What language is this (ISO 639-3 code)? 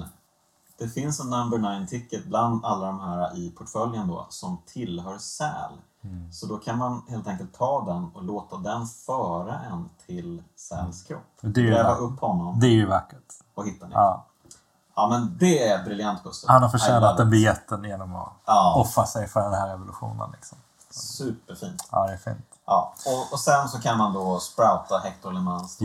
swe